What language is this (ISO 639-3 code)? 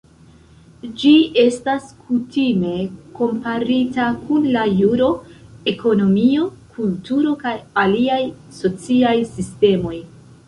epo